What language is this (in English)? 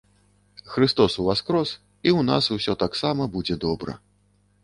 Belarusian